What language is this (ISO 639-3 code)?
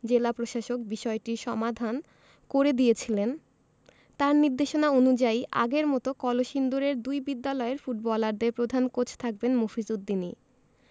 ben